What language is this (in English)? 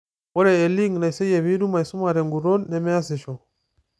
Masai